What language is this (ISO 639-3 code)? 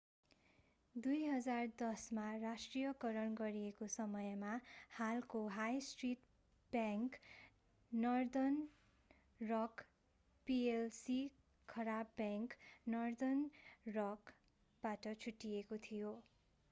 nep